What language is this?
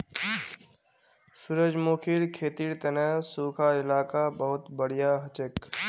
Magahi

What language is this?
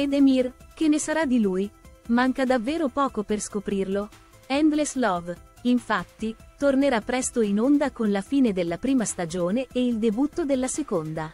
Italian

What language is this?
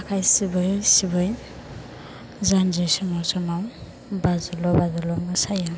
Bodo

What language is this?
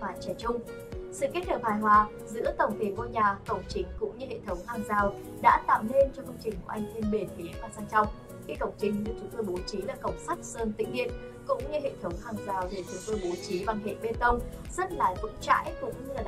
Vietnamese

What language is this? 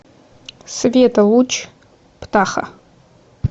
Russian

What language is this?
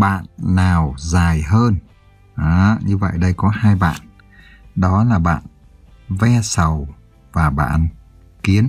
Vietnamese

